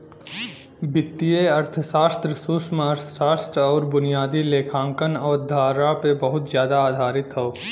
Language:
Bhojpuri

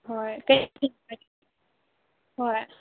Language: Manipuri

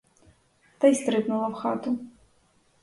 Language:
Ukrainian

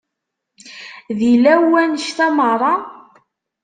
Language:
Kabyle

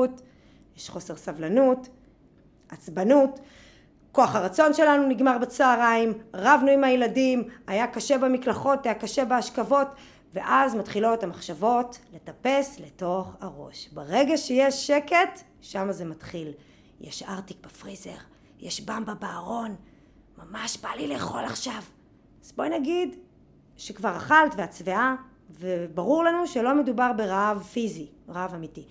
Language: Hebrew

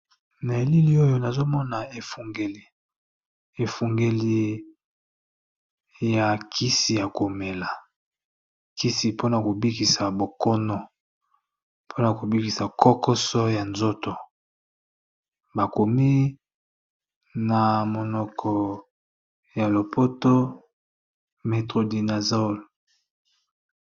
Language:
Lingala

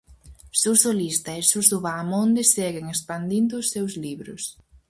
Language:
Galician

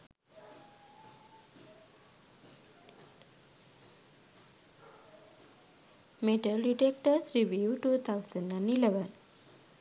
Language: Sinhala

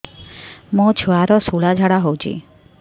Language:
Odia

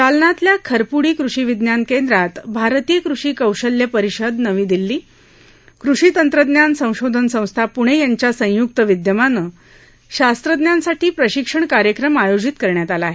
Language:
Marathi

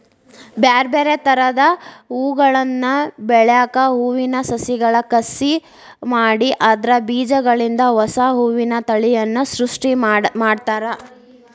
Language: Kannada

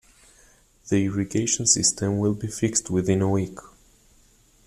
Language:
English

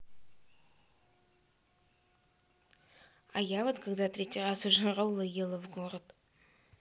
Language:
Russian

